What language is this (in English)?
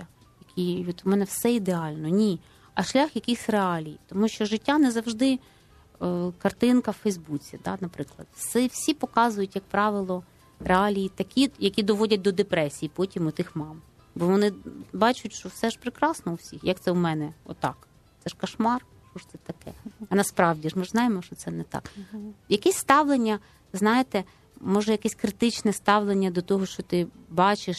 Ukrainian